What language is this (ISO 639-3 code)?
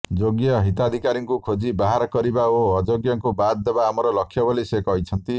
ori